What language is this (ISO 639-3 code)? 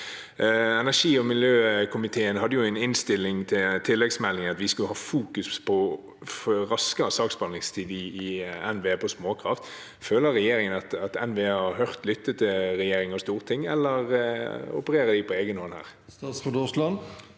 nor